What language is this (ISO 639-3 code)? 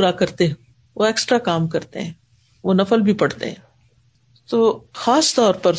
urd